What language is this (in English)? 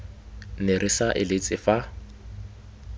Tswana